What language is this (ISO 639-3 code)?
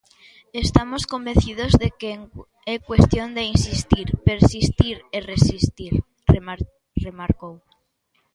glg